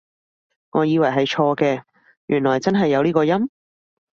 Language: Cantonese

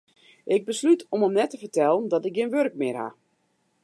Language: Western Frisian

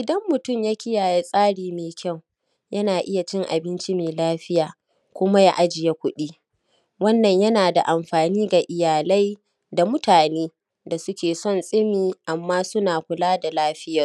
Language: Hausa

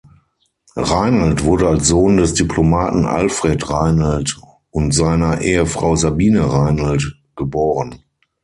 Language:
German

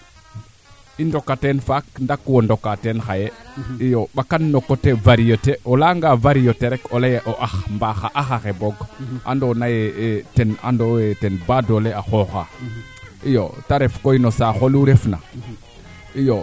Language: Serer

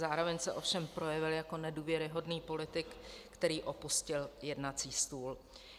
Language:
Czech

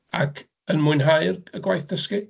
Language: Welsh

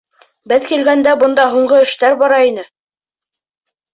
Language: Bashkir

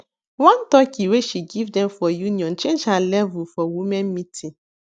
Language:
Nigerian Pidgin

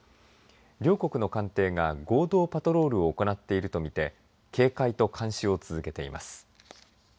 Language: Japanese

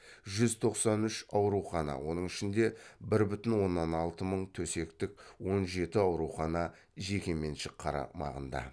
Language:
Kazakh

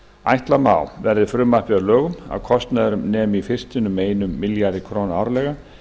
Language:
Icelandic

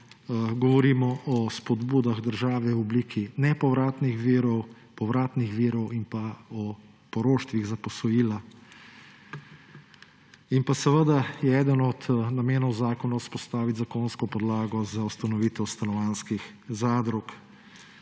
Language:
Slovenian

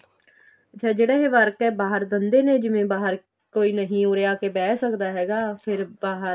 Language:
Punjabi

